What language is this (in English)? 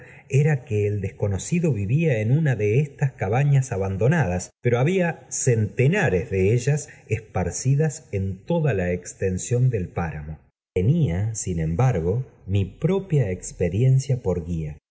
Spanish